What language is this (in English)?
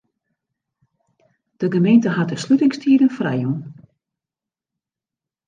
Western Frisian